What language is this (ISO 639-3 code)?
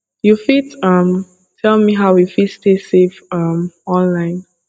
pcm